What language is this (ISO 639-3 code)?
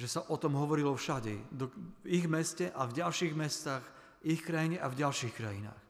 slk